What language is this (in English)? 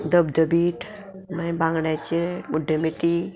Konkani